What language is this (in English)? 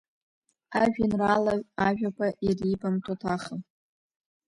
Abkhazian